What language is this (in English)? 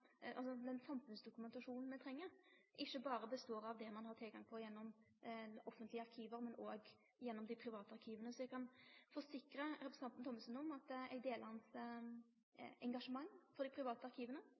Norwegian Nynorsk